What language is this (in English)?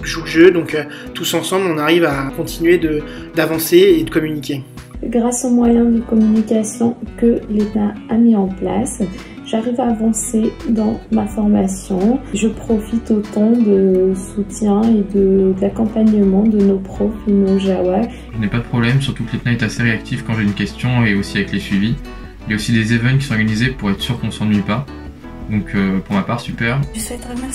French